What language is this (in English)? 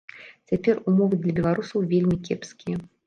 Belarusian